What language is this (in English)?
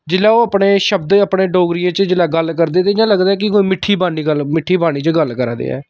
Dogri